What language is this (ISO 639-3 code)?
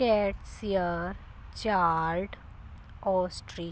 pan